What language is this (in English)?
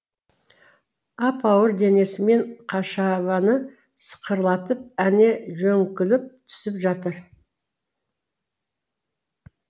Kazakh